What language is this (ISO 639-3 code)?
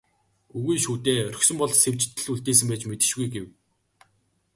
mon